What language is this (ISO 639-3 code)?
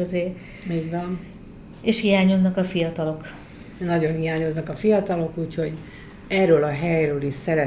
hun